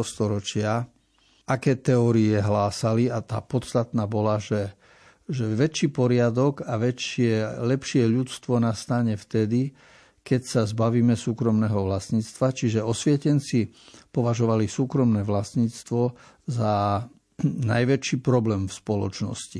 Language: Slovak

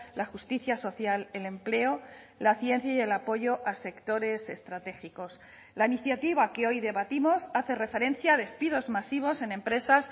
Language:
Spanish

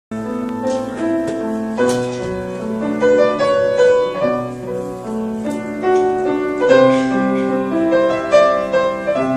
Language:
Vietnamese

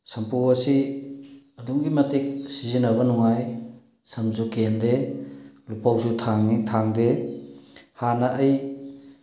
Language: Manipuri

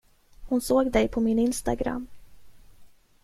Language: Swedish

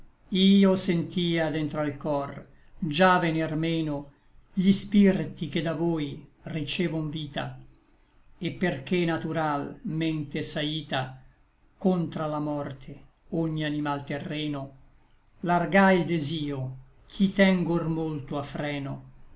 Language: Italian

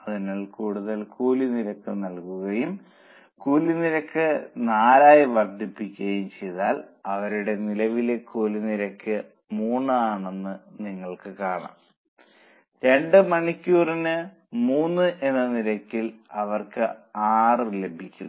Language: Malayalam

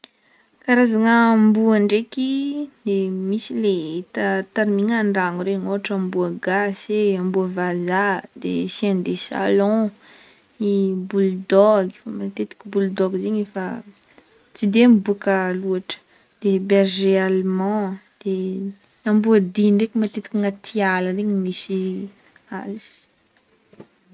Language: Northern Betsimisaraka Malagasy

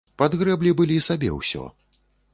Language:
Belarusian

